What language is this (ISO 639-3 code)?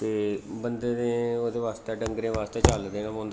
doi